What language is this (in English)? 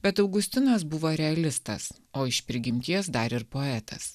Lithuanian